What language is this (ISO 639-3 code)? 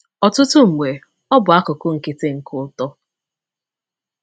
ibo